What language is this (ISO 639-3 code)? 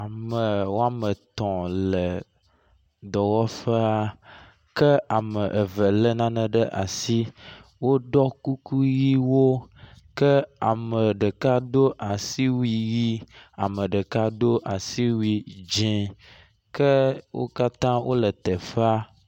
ewe